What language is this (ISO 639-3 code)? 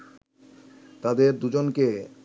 ben